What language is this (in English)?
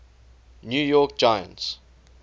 English